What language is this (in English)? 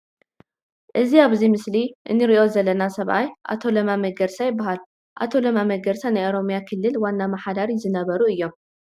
Tigrinya